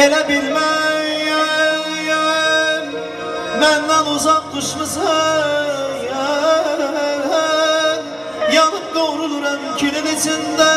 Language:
Turkish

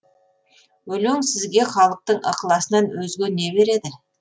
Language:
Kazakh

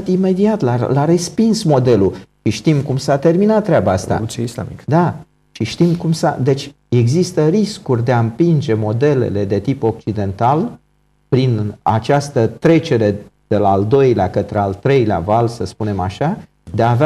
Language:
Romanian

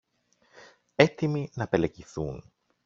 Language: Greek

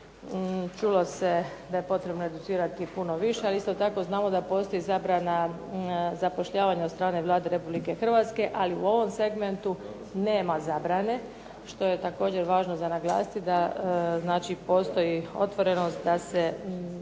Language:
Croatian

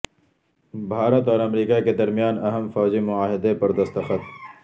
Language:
Urdu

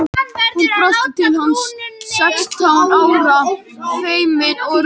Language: Icelandic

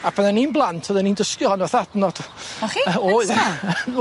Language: Welsh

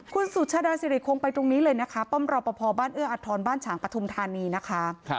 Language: Thai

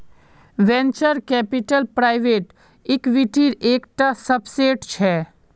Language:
Magahi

